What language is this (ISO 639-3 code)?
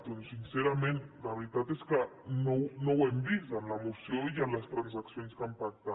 cat